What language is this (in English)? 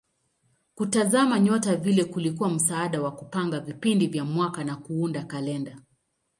Swahili